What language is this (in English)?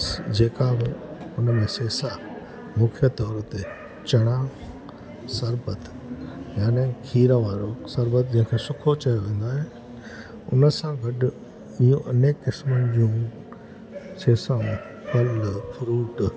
Sindhi